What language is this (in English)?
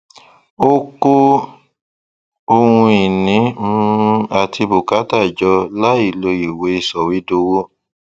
Yoruba